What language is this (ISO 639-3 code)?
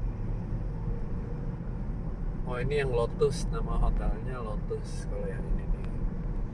ind